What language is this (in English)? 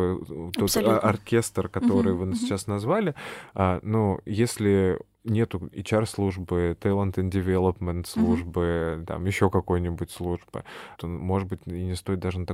Russian